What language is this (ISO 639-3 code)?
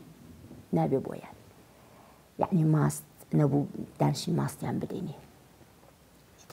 ara